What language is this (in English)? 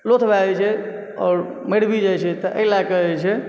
Maithili